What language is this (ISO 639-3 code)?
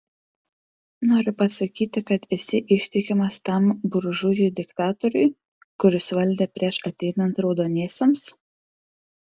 lit